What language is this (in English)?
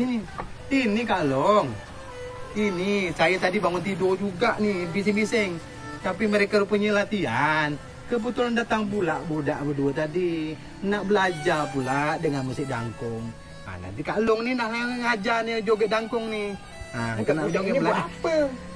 Malay